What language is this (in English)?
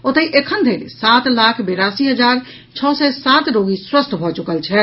Maithili